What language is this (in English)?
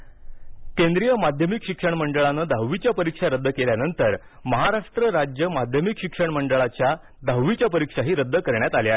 Marathi